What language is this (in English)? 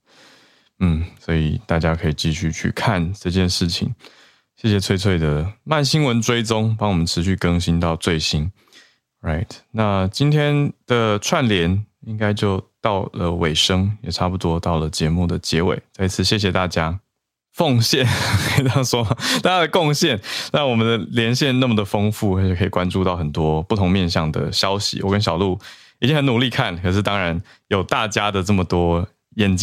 Chinese